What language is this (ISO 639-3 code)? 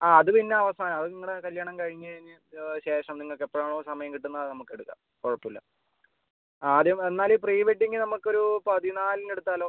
mal